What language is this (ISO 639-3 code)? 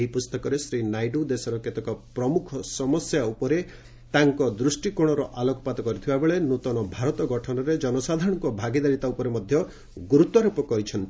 ori